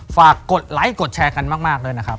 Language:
Thai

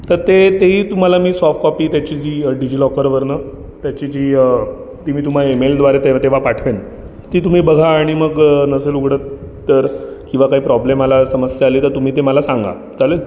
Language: Marathi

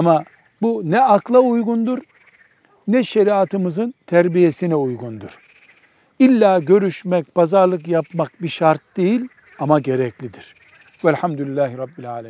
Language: Turkish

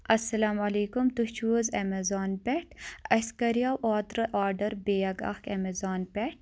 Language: Kashmiri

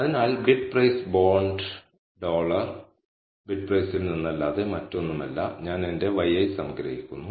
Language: Malayalam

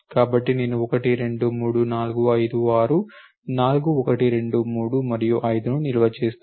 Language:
Telugu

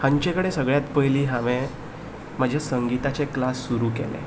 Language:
Konkani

